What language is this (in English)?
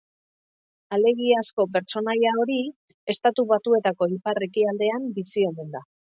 Basque